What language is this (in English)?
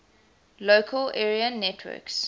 English